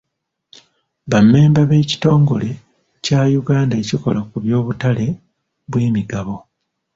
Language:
Ganda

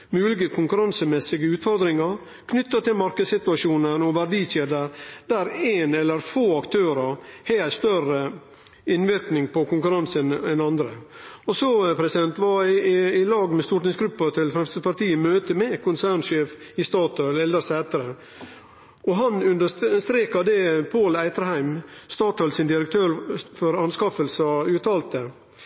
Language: Norwegian Nynorsk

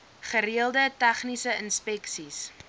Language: Afrikaans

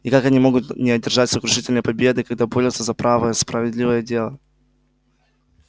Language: Russian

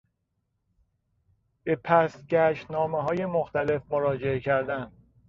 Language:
Persian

